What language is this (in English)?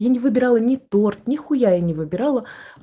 Russian